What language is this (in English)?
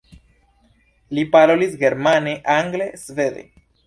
Esperanto